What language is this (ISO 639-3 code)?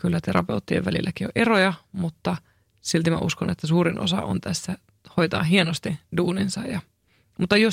fin